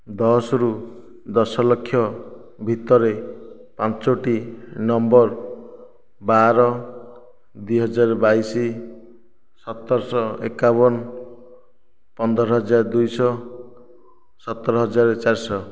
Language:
Odia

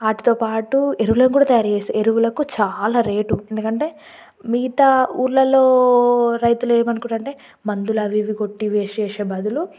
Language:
Telugu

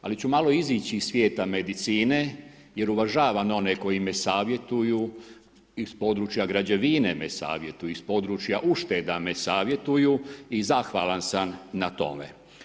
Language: Croatian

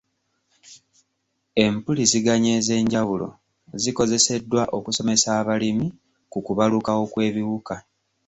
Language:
Ganda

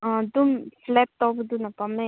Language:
Manipuri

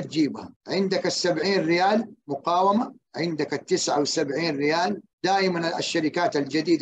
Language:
Arabic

